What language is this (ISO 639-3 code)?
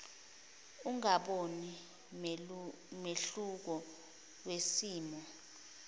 zul